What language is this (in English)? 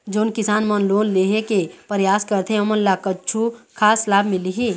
Chhattisgarhi